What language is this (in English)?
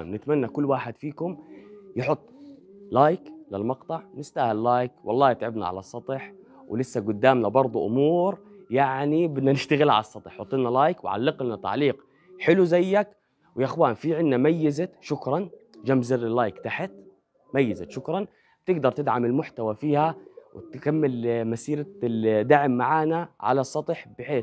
Arabic